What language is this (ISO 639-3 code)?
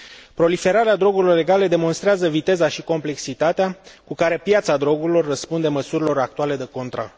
ron